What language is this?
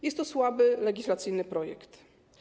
Polish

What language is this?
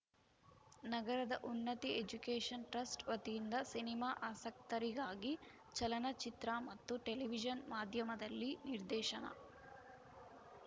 Kannada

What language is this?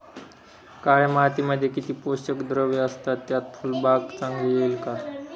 Marathi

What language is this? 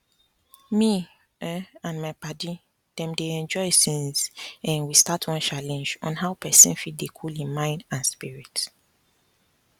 Nigerian Pidgin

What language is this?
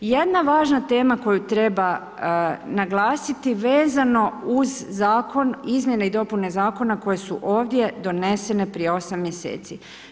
Croatian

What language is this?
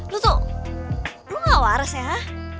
Indonesian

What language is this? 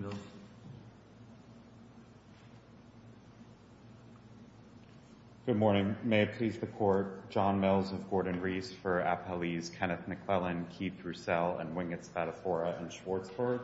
English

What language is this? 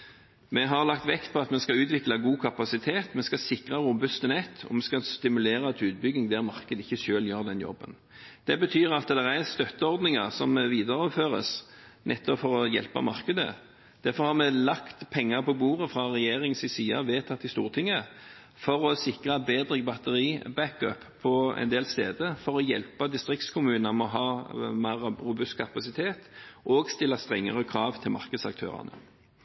Norwegian Bokmål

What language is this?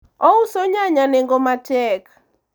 Luo (Kenya and Tanzania)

